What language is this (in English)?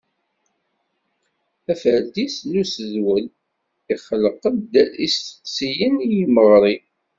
Kabyle